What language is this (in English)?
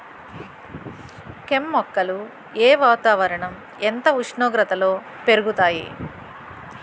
Telugu